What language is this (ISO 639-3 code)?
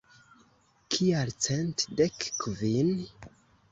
epo